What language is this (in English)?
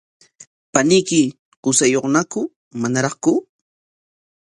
Corongo Ancash Quechua